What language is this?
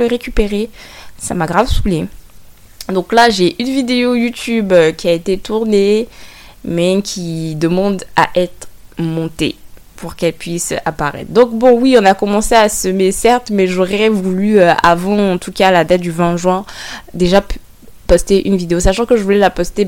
French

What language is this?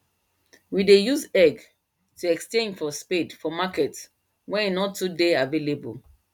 Nigerian Pidgin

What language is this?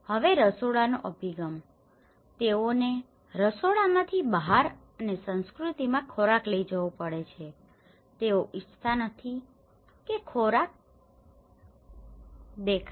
Gujarati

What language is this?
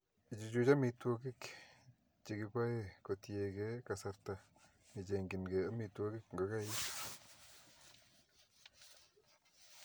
Kalenjin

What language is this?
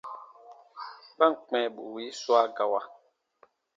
Baatonum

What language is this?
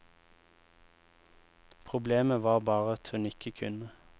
Norwegian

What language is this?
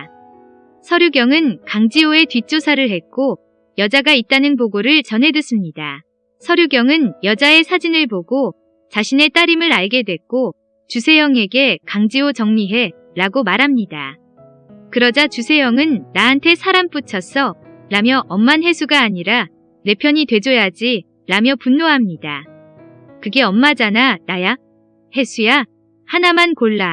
Korean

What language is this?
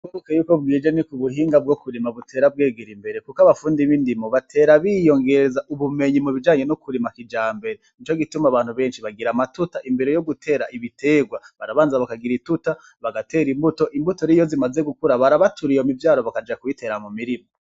Rundi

